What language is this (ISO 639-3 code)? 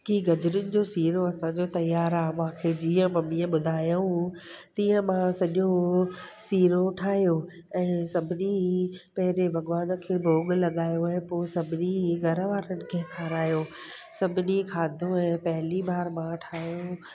snd